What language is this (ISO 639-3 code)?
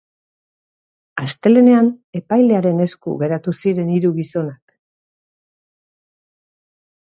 eus